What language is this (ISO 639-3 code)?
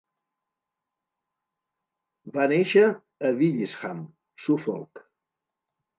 cat